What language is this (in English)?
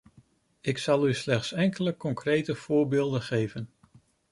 Dutch